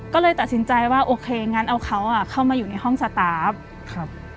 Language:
Thai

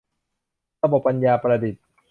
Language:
Thai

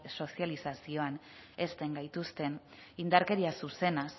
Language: Basque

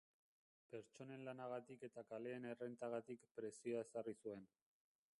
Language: Basque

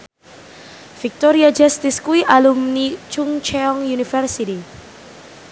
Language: Javanese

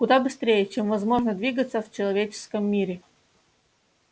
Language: Russian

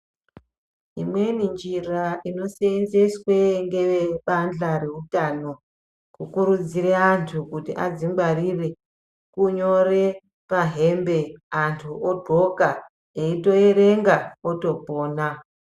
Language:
Ndau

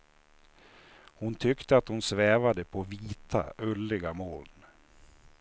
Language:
Swedish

